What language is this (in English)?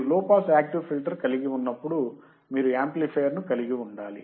Telugu